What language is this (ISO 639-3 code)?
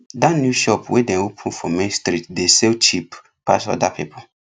pcm